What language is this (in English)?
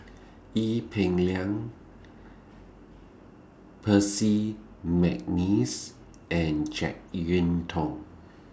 English